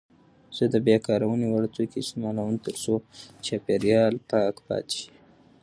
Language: Pashto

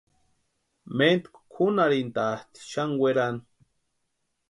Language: Western Highland Purepecha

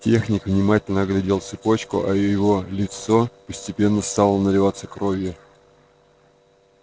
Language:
Russian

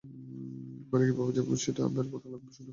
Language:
Bangla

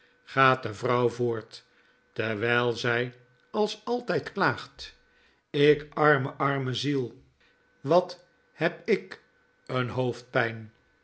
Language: Dutch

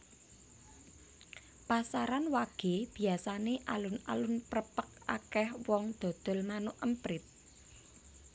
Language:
Javanese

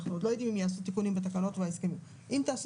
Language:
Hebrew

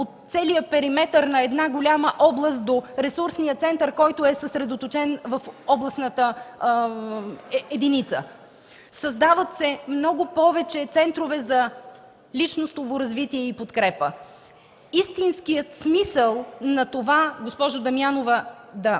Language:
Bulgarian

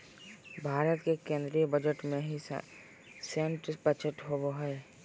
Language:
Magahi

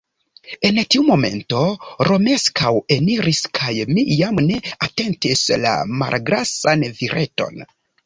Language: Esperanto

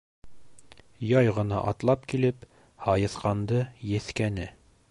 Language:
Bashkir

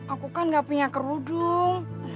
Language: Indonesian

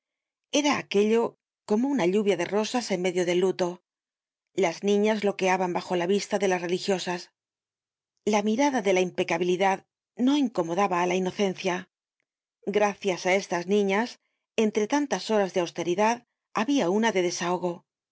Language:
Spanish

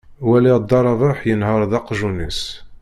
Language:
Kabyle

